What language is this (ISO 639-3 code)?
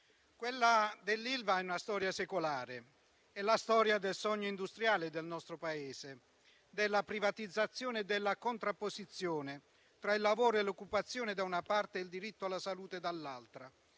ita